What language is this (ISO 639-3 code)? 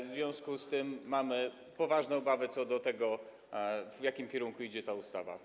pol